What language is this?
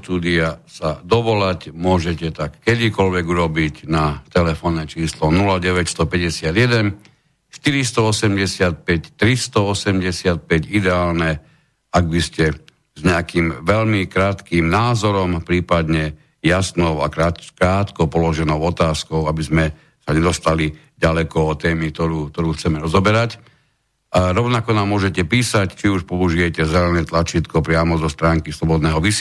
Slovak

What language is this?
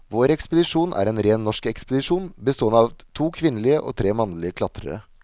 Norwegian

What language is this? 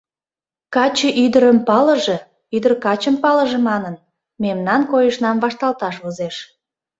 Mari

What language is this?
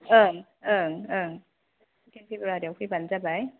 Bodo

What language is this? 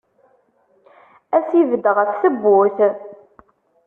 Kabyle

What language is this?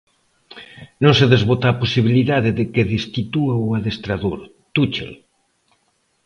Galician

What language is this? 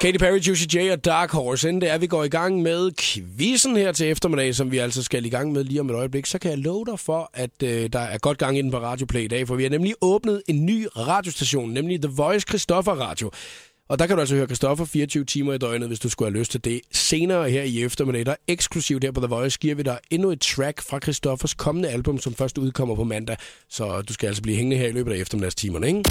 Danish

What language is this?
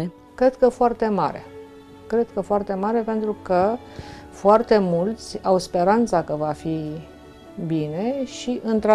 Romanian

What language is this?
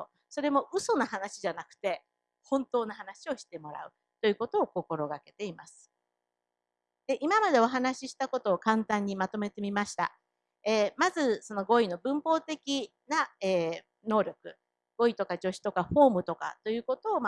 Japanese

